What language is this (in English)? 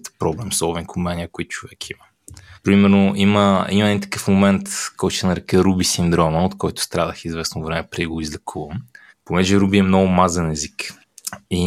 Bulgarian